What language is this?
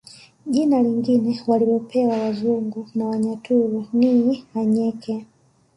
Swahili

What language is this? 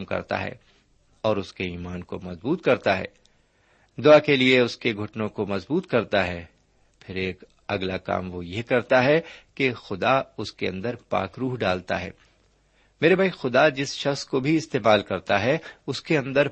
Urdu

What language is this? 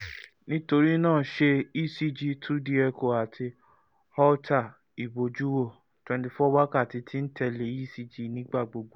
Yoruba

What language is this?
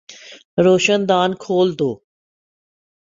Urdu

